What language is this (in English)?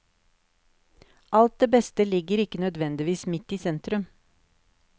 Norwegian